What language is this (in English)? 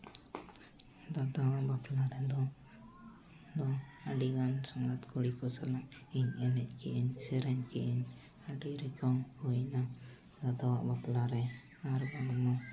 Santali